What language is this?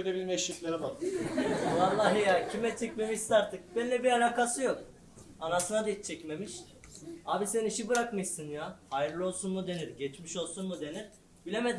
Turkish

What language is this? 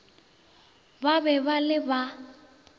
Northern Sotho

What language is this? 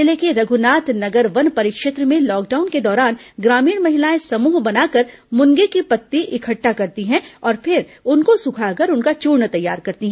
Hindi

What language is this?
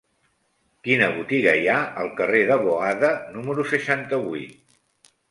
Catalan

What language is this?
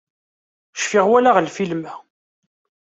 Kabyle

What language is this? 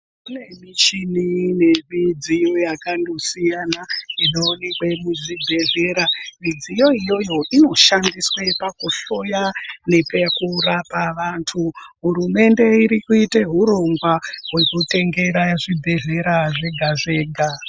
Ndau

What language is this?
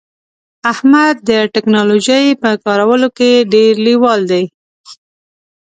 Pashto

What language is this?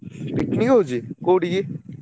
Odia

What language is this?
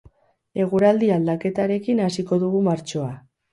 Basque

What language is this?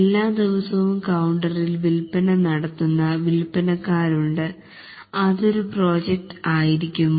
Malayalam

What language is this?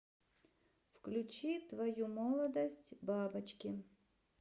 Russian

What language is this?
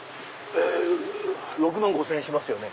Japanese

